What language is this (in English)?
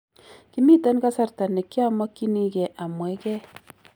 Kalenjin